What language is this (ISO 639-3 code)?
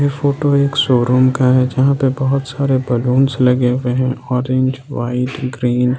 hin